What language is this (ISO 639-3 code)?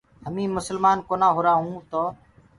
ggg